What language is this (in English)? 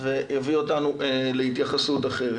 Hebrew